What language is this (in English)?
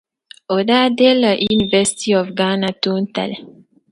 Dagbani